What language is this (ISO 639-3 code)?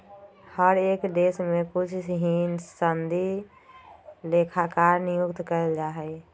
mag